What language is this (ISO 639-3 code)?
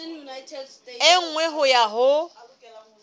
sot